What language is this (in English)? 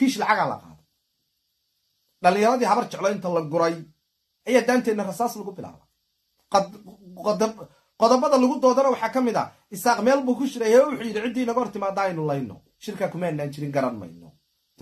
Arabic